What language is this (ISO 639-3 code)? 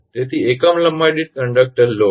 guj